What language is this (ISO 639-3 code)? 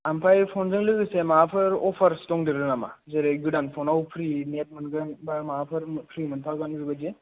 brx